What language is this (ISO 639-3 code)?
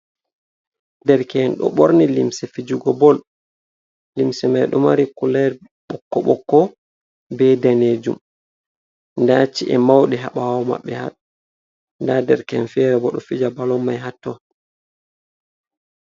ful